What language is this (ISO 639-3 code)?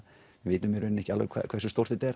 isl